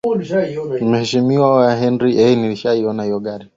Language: Swahili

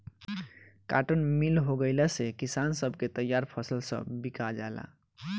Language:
Bhojpuri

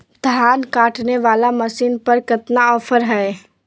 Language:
Magahi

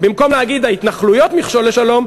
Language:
Hebrew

